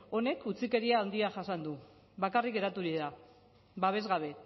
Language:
Basque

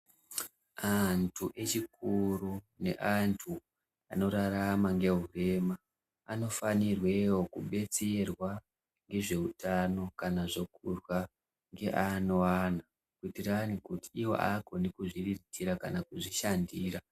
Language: Ndau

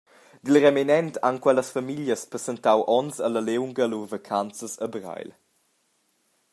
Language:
Romansh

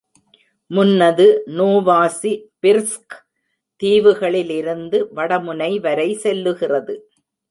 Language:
Tamil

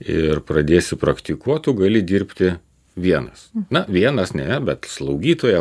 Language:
Lithuanian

